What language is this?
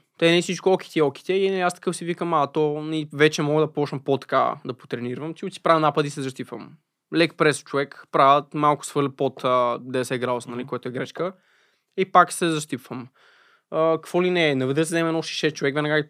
Bulgarian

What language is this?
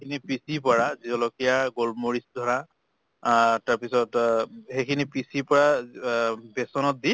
Assamese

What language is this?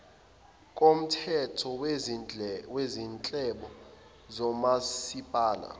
Zulu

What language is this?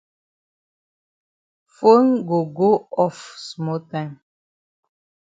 Cameroon Pidgin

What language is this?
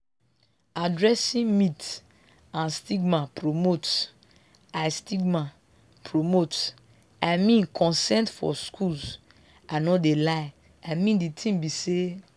Nigerian Pidgin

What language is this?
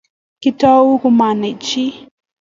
Kalenjin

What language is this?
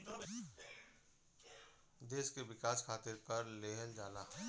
Bhojpuri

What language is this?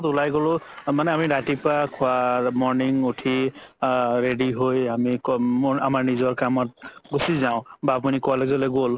Assamese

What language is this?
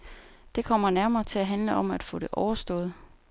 Danish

